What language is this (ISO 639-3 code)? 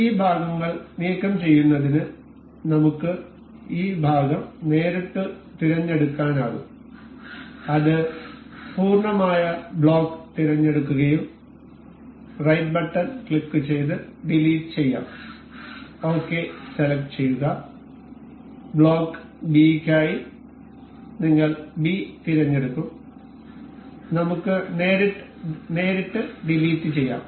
mal